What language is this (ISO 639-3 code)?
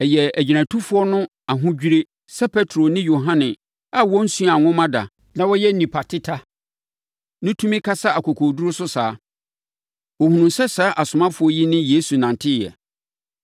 aka